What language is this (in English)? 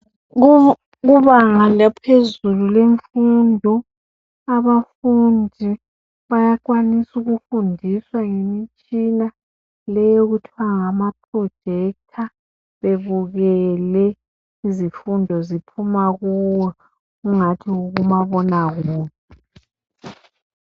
North Ndebele